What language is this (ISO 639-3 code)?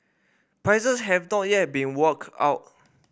eng